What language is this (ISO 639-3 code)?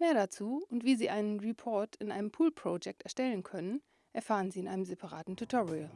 deu